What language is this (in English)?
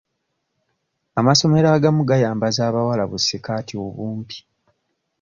Ganda